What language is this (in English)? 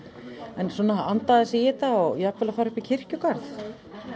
Icelandic